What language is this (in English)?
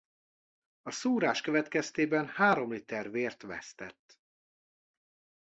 Hungarian